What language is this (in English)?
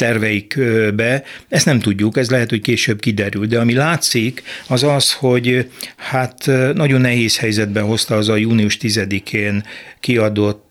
Hungarian